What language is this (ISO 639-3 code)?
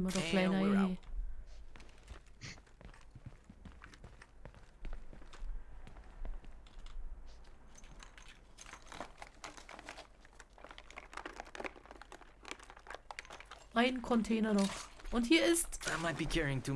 deu